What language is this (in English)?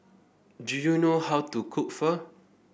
English